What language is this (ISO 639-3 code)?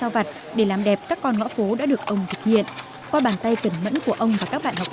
vie